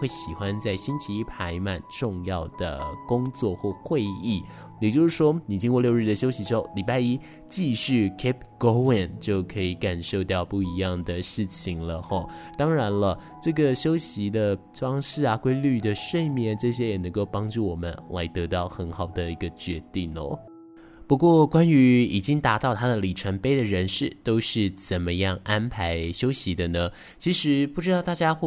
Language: Chinese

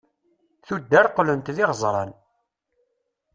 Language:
Kabyle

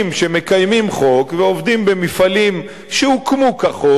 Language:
Hebrew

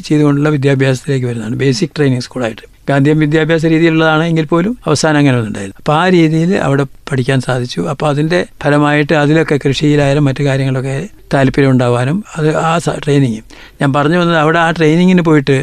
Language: Malayalam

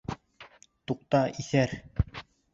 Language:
Bashkir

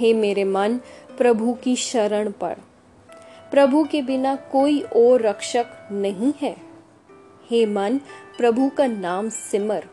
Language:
Hindi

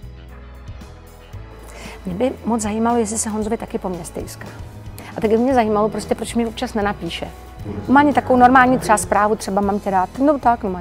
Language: Czech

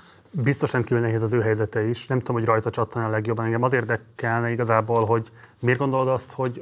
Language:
Hungarian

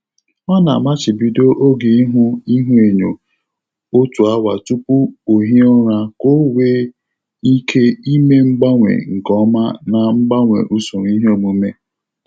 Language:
Igbo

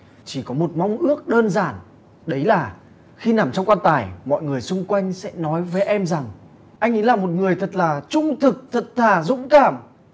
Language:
Vietnamese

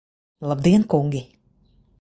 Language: Latvian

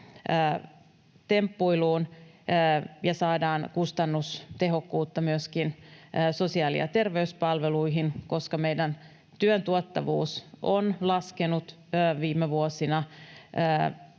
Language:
Finnish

